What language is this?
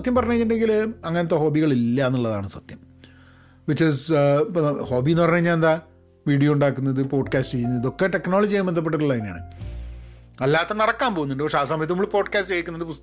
Malayalam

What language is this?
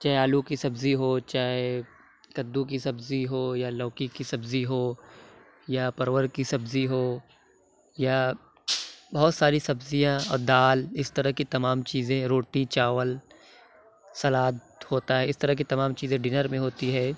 Urdu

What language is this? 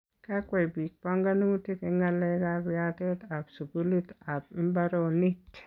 Kalenjin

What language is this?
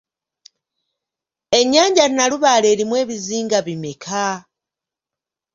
Ganda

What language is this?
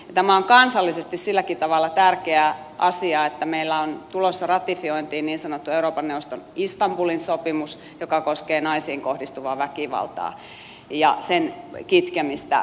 Finnish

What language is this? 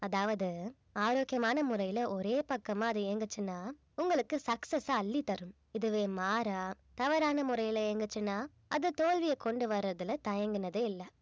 Tamil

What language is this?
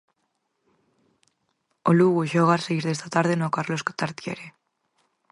Galician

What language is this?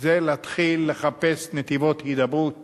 Hebrew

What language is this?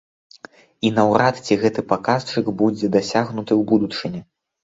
Belarusian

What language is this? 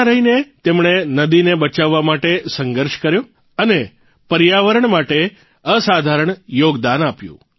Gujarati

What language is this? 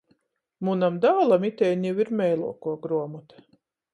Latgalian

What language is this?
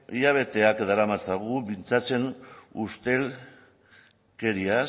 Basque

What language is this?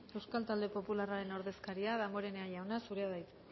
Basque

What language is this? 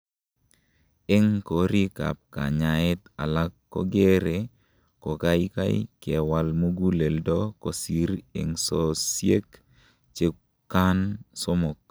Kalenjin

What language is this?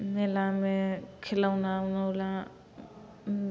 Maithili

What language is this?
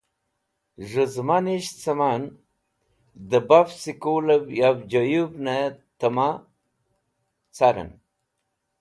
Wakhi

